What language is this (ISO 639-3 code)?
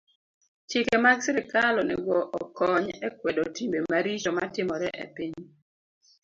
luo